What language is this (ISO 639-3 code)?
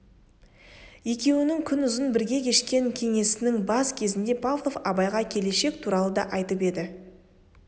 kaz